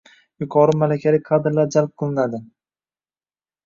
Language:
Uzbek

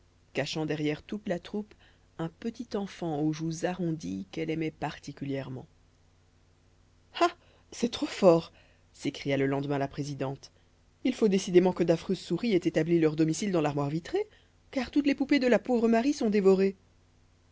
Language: French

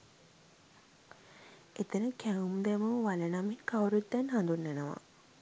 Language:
Sinhala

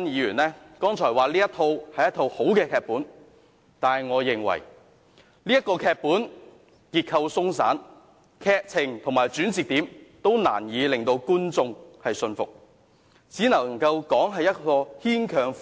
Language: Cantonese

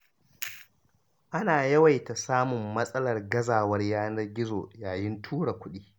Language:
Hausa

